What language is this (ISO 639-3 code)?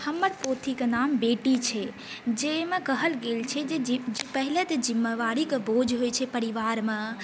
mai